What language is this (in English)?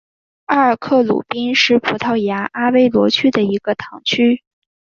Chinese